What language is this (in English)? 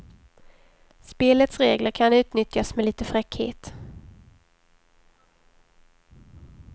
Swedish